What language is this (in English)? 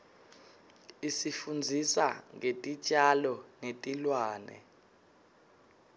Swati